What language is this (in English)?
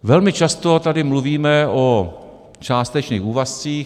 Czech